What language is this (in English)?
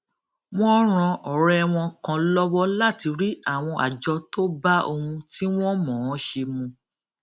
Yoruba